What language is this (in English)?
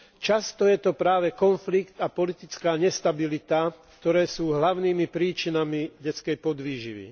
Slovak